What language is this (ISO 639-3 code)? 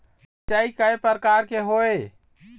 hne